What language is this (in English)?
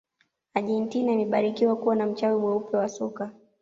Swahili